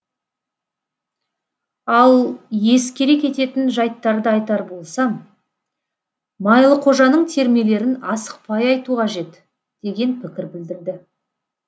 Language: Kazakh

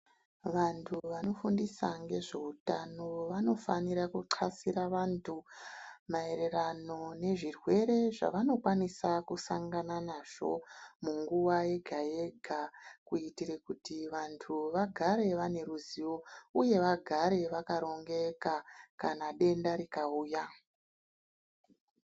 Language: Ndau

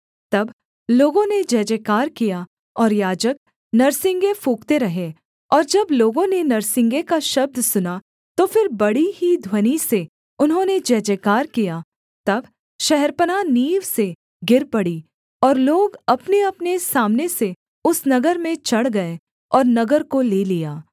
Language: Hindi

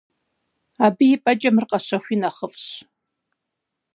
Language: Kabardian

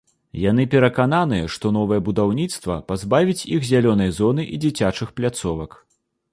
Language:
Belarusian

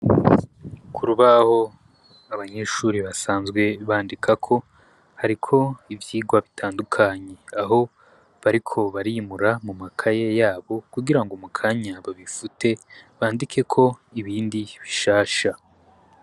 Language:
Rundi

